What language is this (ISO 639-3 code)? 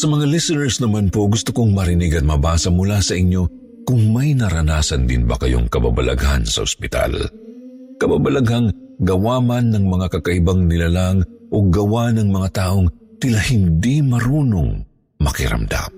fil